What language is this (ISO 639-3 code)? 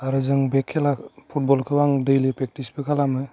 brx